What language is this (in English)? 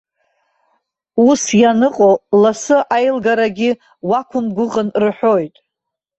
Abkhazian